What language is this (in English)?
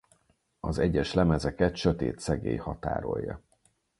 Hungarian